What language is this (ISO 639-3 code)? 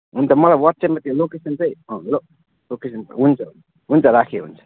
nep